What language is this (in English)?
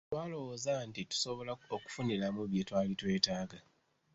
Ganda